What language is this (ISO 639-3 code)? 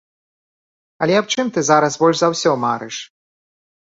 bel